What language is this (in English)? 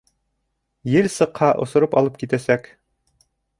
Bashkir